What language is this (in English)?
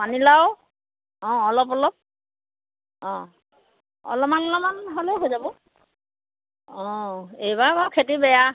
Assamese